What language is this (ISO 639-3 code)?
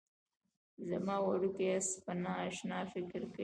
pus